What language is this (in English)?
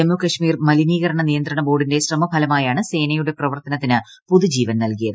Malayalam